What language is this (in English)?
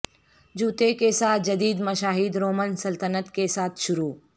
Urdu